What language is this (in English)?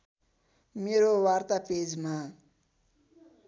Nepali